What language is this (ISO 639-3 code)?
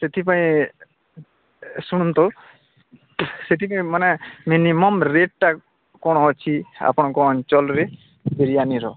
ori